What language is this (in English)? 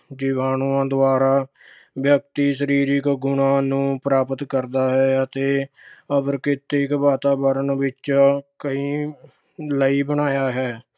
Punjabi